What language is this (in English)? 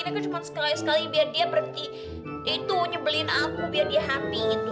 Indonesian